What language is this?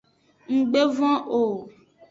Aja (Benin)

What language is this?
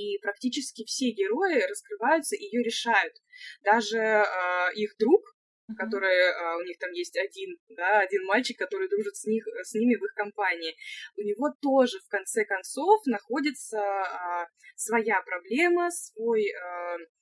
Russian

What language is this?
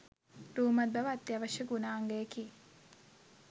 Sinhala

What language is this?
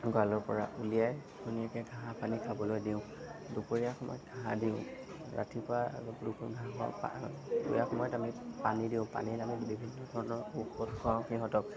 Assamese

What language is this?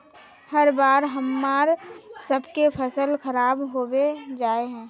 Magahi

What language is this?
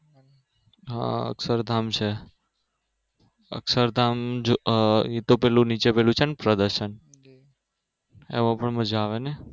Gujarati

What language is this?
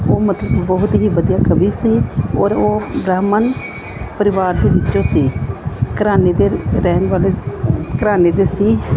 Punjabi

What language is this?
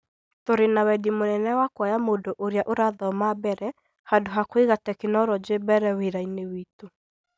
Kikuyu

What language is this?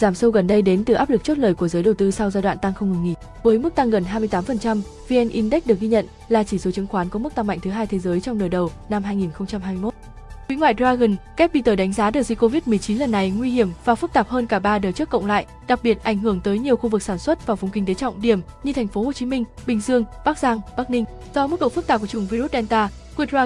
Vietnamese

